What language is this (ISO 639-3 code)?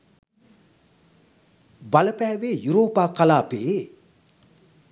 sin